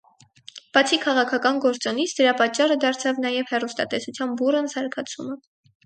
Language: Armenian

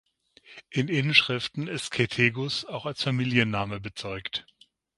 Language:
German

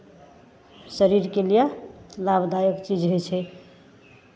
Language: Maithili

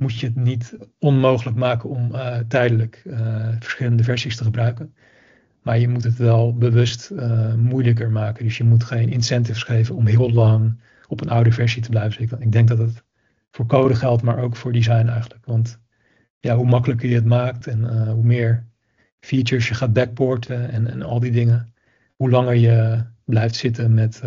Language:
Dutch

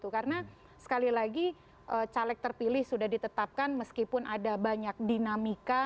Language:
Indonesian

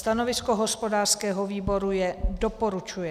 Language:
Czech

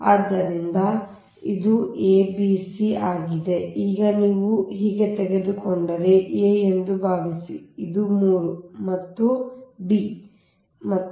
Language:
Kannada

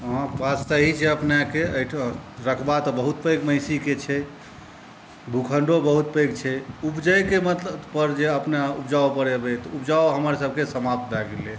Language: Maithili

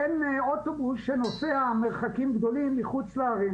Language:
Hebrew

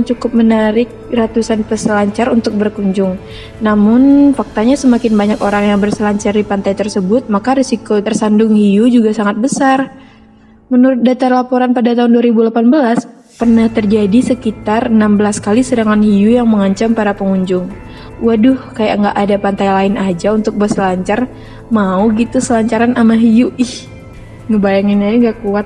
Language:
Indonesian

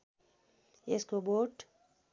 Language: Nepali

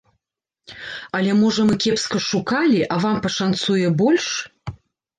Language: Belarusian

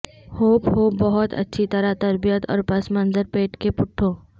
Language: Urdu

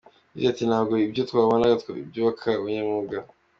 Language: Kinyarwanda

